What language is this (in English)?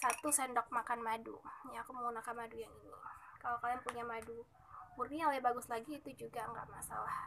Indonesian